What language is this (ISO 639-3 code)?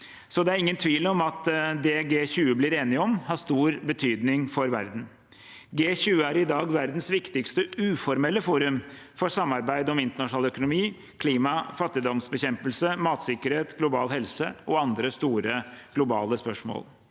nor